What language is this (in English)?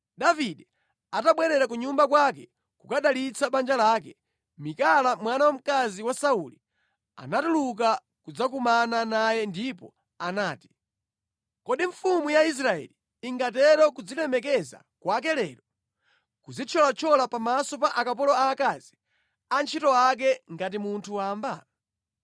Nyanja